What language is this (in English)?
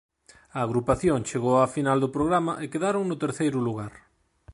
Galician